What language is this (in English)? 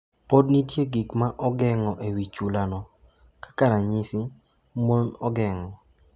Luo (Kenya and Tanzania)